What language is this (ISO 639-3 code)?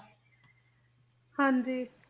pan